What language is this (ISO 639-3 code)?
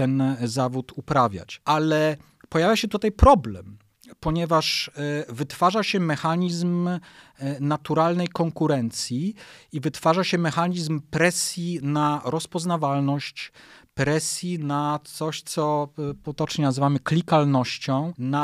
pol